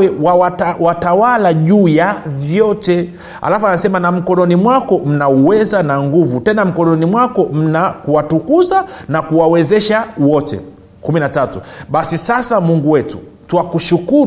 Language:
Swahili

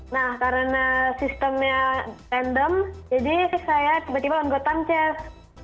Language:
Indonesian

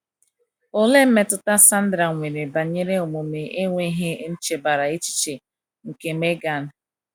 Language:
Igbo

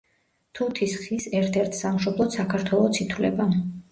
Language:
Georgian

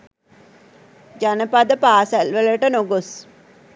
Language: Sinhala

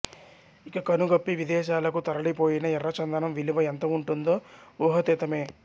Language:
Telugu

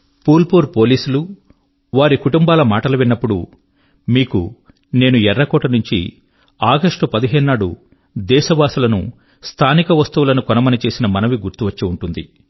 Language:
Telugu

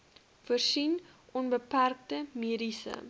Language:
Afrikaans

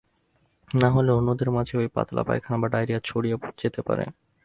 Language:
Bangla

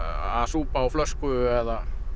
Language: Icelandic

